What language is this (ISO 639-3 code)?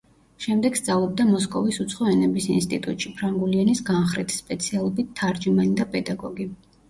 kat